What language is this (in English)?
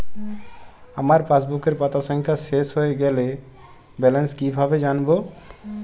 Bangla